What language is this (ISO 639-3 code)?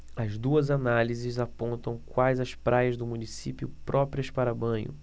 por